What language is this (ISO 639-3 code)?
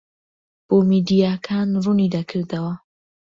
ckb